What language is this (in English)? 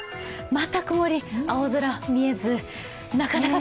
Japanese